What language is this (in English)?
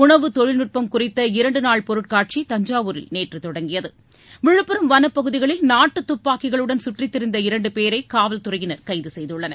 Tamil